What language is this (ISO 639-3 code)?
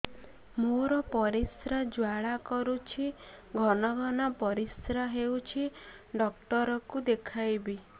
ori